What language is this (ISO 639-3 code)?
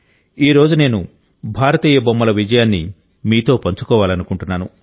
tel